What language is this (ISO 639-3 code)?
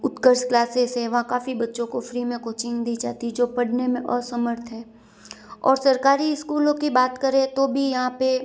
hin